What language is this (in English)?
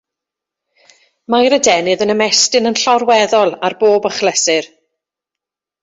Welsh